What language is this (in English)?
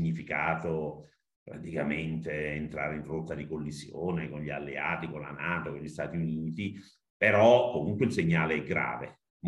Italian